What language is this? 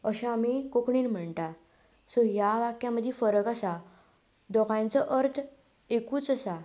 Konkani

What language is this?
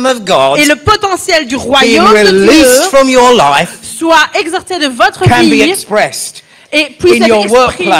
French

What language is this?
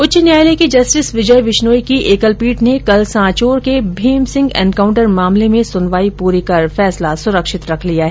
Hindi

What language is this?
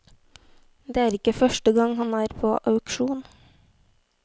Norwegian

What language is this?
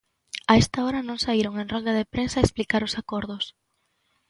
Galician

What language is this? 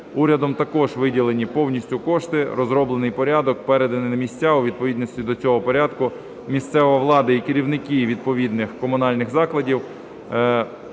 Ukrainian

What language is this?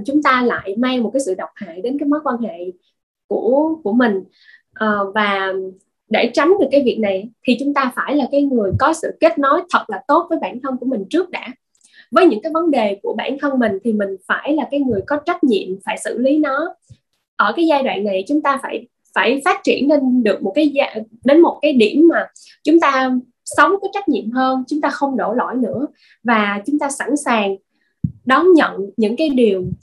Vietnamese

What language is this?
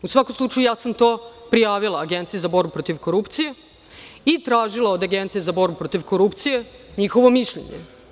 Serbian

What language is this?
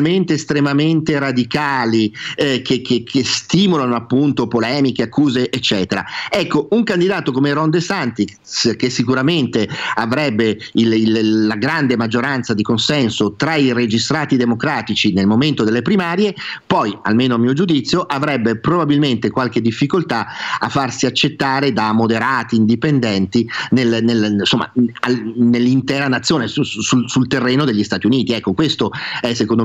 Italian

